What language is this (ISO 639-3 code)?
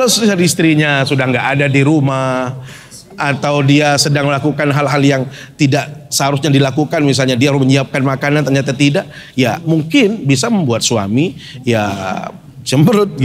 ind